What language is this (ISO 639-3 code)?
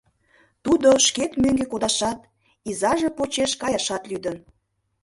chm